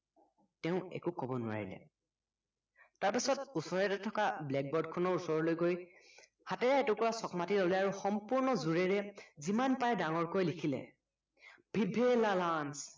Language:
Assamese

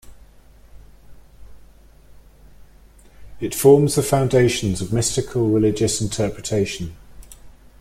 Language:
English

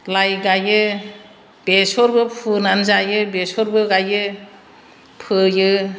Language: Bodo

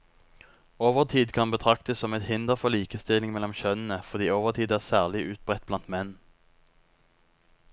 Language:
Norwegian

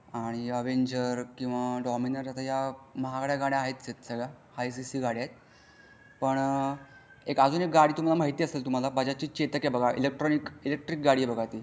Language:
Marathi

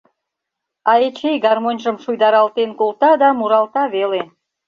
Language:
Mari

